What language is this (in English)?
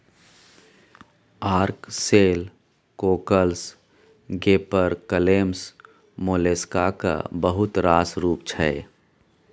Maithili